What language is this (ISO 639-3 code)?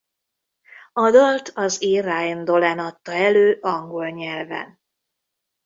hun